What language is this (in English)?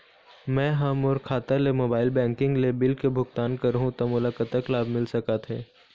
Chhattisgarhi